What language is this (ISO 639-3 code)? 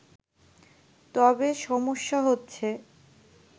ben